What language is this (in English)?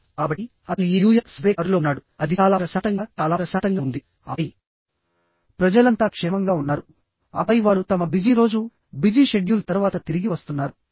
Telugu